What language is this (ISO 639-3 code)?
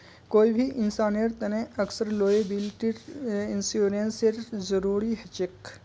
mag